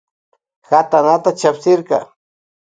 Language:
Loja Highland Quichua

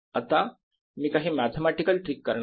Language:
Marathi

